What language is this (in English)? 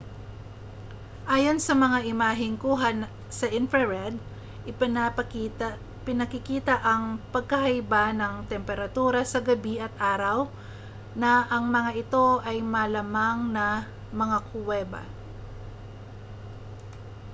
Filipino